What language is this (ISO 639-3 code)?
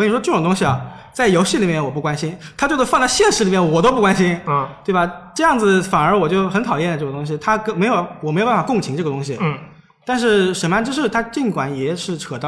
zho